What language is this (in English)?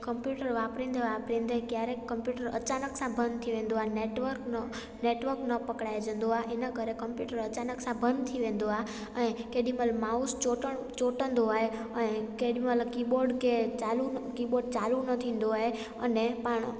Sindhi